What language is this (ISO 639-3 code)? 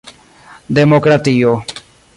epo